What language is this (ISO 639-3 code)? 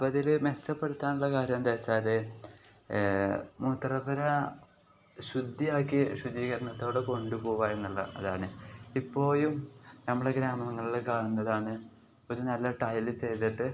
mal